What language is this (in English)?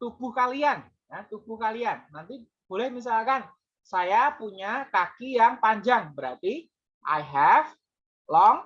Indonesian